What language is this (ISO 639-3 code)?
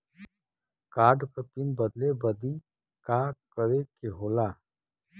bho